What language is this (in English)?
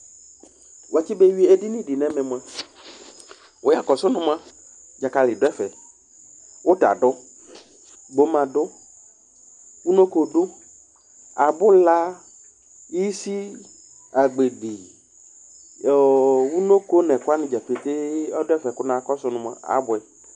Ikposo